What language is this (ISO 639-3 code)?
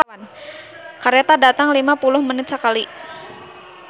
sun